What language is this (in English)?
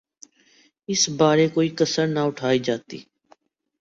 Urdu